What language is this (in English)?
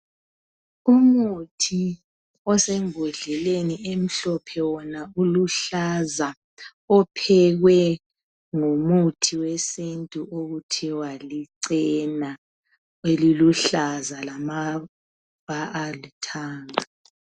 North Ndebele